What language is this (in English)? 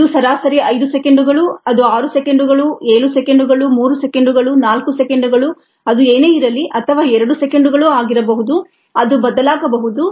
Kannada